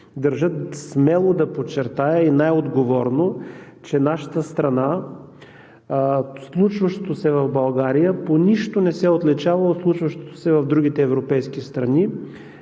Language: Bulgarian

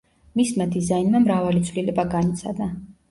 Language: Georgian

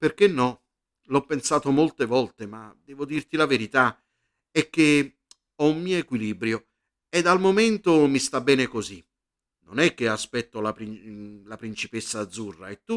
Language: Italian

